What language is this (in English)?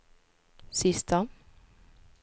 Swedish